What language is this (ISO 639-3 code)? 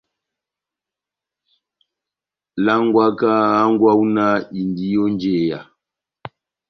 bnm